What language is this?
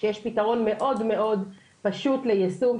Hebrew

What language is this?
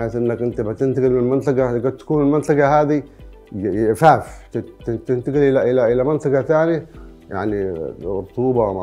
Arabic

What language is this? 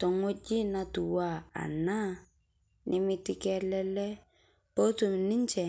Masai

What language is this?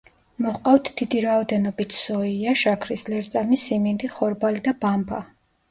Georgian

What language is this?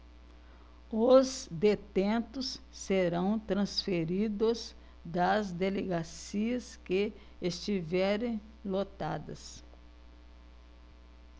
Portuguese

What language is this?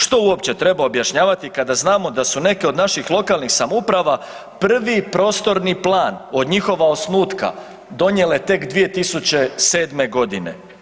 Croatian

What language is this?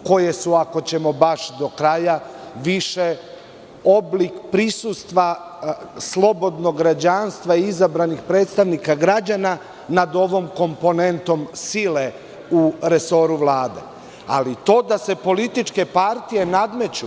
Serbian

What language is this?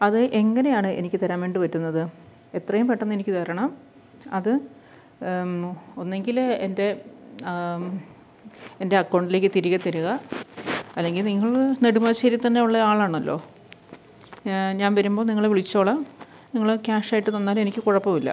Malayalam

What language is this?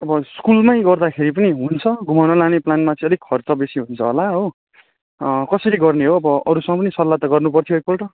Nepali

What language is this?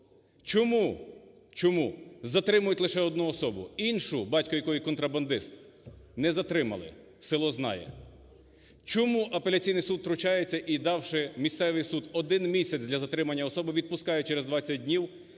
Ukrainian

